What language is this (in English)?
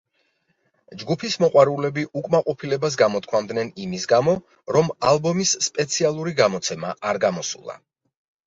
Georgian